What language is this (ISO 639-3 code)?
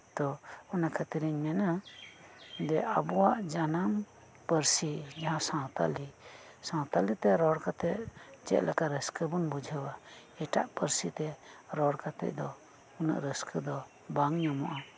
sat